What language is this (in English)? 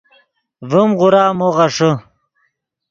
Yidgha